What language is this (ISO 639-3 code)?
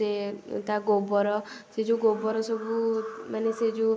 ori